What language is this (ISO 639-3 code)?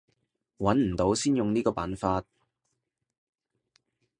yue